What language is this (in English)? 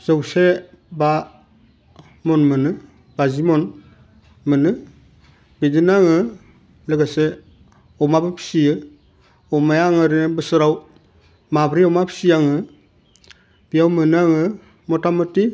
Bodo